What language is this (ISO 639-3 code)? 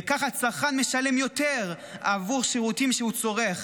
heb